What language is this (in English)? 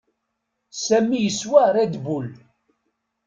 Kabyle